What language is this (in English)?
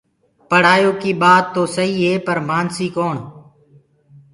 Gurgula